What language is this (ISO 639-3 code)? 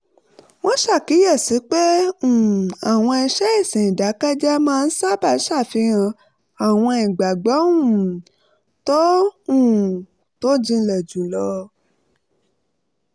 yor